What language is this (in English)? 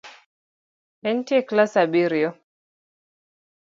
Luo (Kenya and Tanzania)